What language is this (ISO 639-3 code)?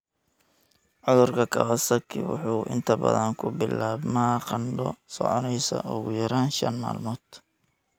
som